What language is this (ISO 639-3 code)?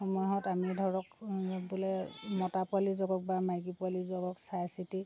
asm